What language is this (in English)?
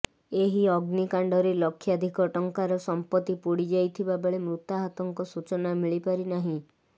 Odia